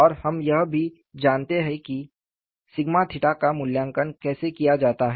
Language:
Hindi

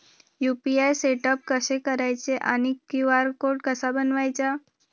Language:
Marathi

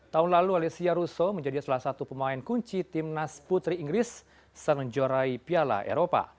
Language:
Indonesian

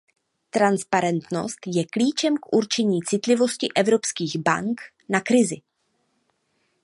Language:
Czech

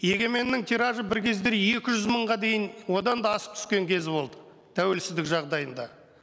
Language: Kazakh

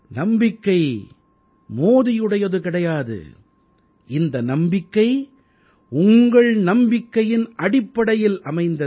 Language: Tamil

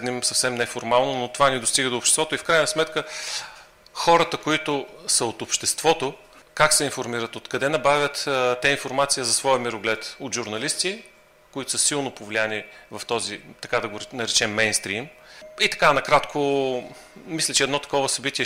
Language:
Bulgarian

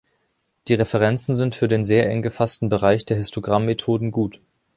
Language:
German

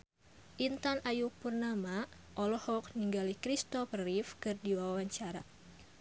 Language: Sundanese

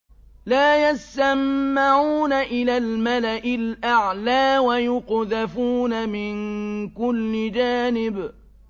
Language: Arabic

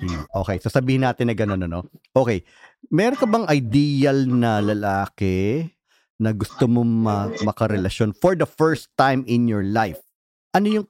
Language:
Filipino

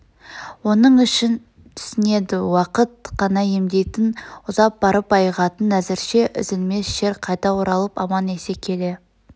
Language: Kazakh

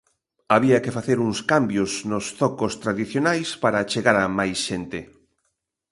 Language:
Galician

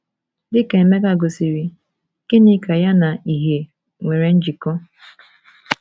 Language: Igbo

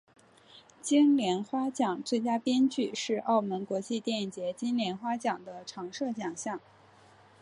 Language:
Chinese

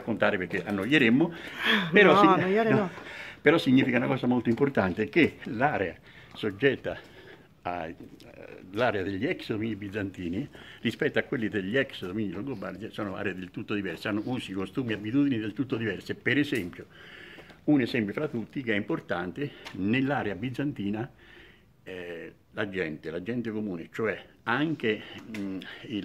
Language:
Italian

